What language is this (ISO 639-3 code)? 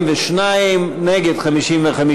heb